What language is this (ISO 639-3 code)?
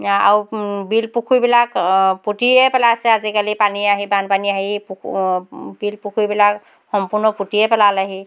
asm